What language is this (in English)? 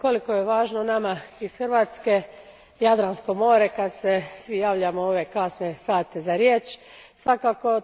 Croatian